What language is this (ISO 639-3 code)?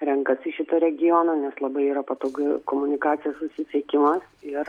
lit